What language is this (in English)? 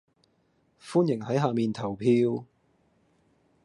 Cantonese